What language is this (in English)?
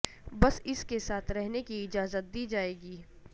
Urdu